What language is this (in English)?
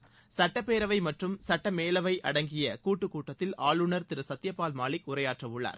Tamil